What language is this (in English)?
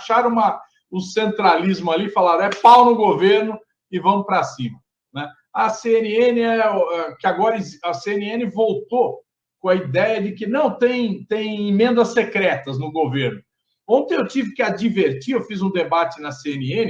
Portuguese